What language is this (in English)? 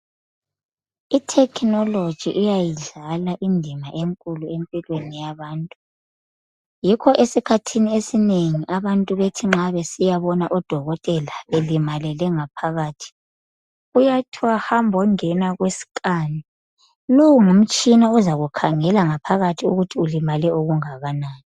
North Ndebele